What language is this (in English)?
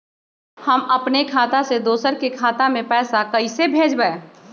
Magahi